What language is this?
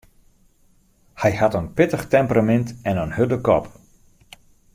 Western Frisian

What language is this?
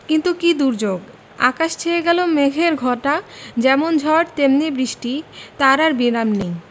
Bangla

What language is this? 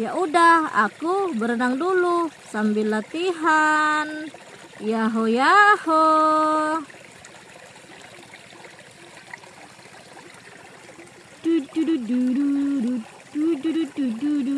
Indonesian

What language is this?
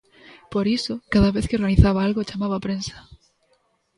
Galician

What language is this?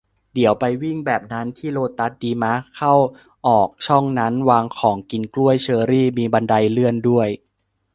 Thai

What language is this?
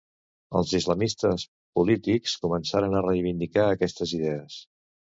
Catalan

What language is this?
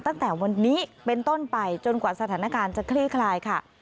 Thai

